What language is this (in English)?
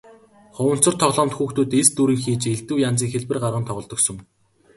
Mongolian